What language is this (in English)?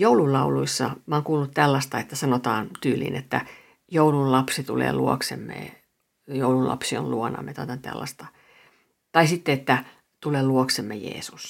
Finnish